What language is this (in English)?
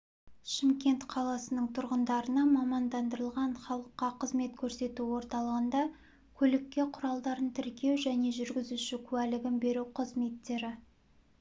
Kazakh